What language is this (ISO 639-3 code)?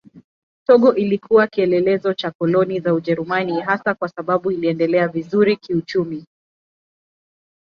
swa